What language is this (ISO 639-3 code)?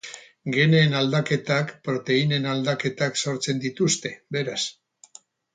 eus